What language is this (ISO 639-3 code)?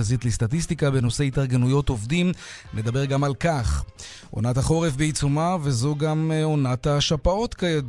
heb